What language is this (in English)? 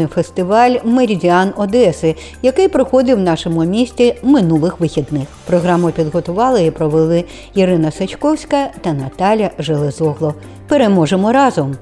Ukrainian